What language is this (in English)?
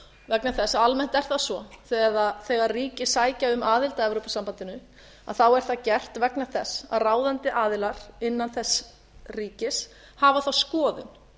Icelandic